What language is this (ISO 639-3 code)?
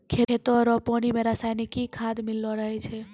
mai